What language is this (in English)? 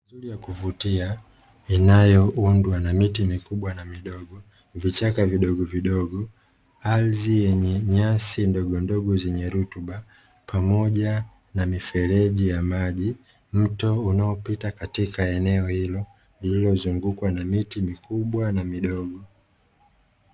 Swahili